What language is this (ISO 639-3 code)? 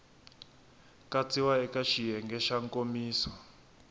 tso